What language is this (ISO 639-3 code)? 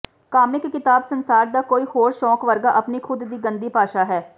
pan